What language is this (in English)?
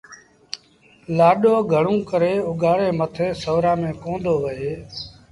Sindhi Bhil